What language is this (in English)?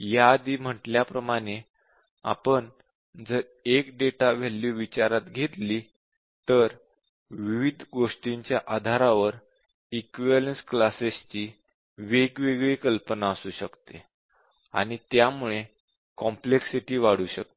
Marathi